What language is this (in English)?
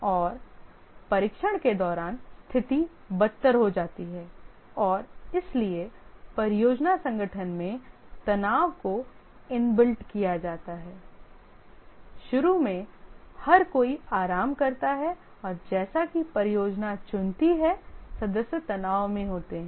Hindi